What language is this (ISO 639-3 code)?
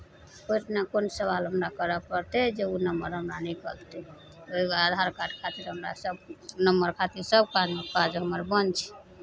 mai